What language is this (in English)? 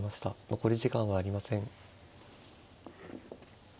Japanese